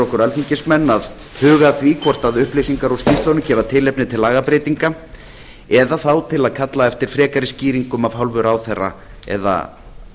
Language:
Icelandic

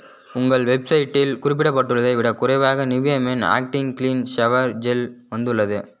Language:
Tamil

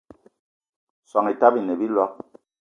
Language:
Eton (Cameroon)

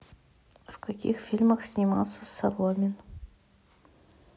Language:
Russian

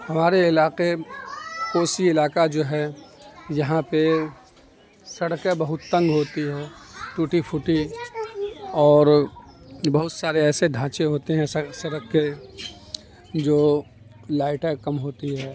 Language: Urdu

